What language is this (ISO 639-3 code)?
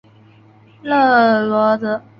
zho